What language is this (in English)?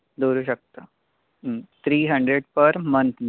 Konkani